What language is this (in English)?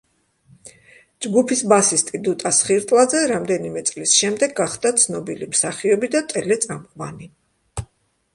Georgian